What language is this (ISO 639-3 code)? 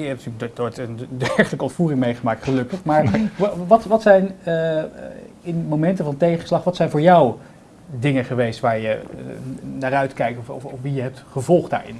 nld